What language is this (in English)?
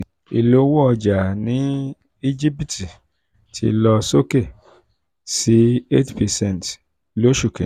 Yoruba